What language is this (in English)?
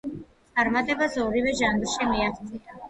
Georgian